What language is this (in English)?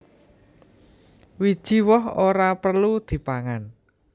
Javanese